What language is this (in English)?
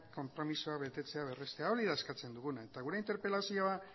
Basque